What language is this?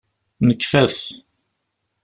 Kabyle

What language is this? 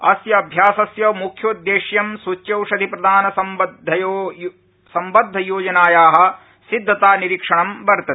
Sanskrit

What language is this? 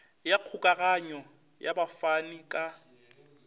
Northern Sotho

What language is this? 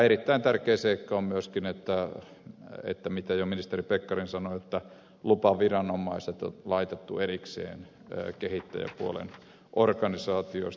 Finnish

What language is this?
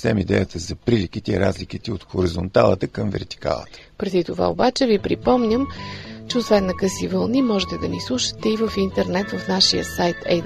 Bulgarian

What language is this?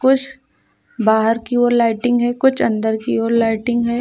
Hindi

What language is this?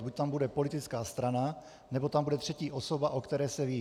Czech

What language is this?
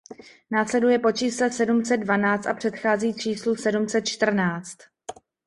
Czech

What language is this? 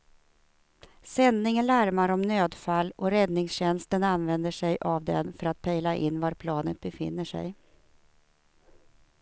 Swedish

